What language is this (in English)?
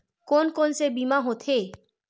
Chhattisgarhi